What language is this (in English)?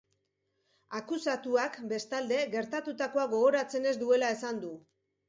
Basque